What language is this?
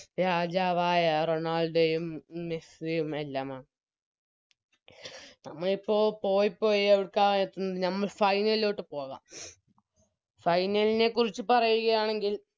Malayalam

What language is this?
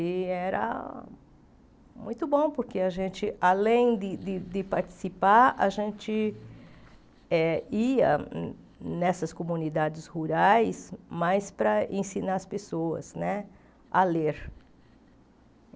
Portuguese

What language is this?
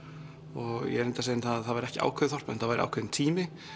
Icelandic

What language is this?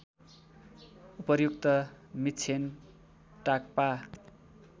Nepali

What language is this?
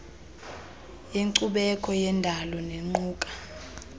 Xhosa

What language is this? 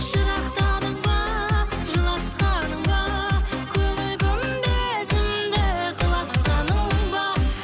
Kazakh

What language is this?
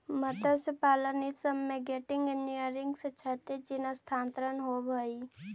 Magahi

